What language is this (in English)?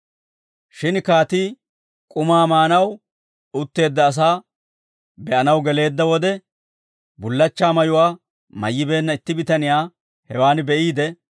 Dawro